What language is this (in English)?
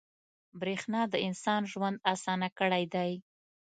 Pashto